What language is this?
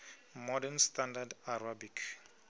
Venda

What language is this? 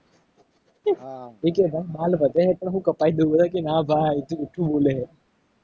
Gujarati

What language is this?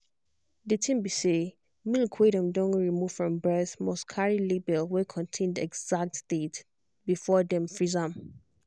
Nigerian Pidgin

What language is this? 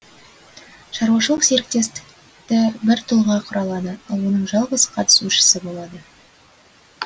Kazakh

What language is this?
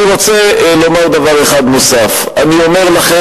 Hebrew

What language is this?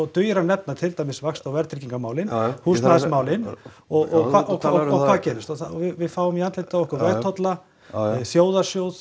Icelandic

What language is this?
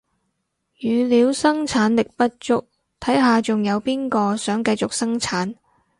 Cantonese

